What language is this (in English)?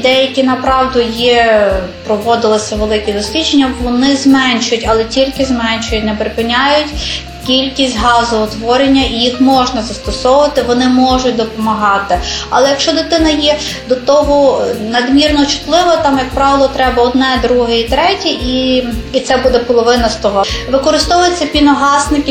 Ukrainian